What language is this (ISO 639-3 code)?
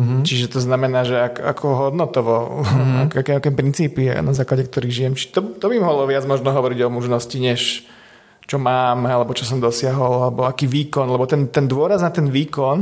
slk